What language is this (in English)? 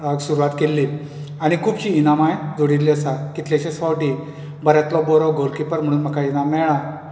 Konkani